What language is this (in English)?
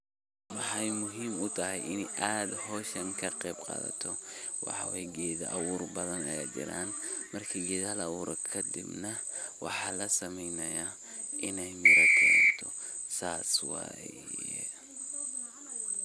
Somali